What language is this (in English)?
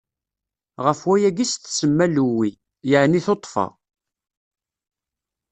Kabyle